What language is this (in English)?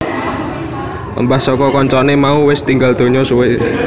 Javanese